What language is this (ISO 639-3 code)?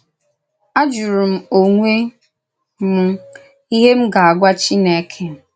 ibo